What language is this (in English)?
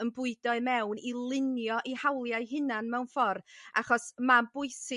Welsh